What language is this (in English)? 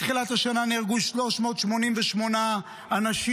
Hebrew